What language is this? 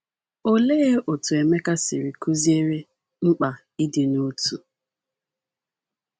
Igbo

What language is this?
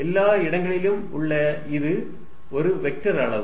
Tamil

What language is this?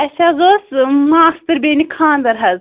Kashmiri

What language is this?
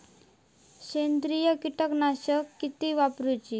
Marathi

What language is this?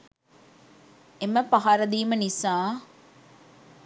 Sinhala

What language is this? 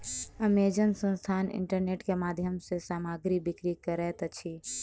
Maithili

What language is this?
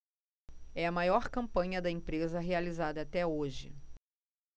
Portuguese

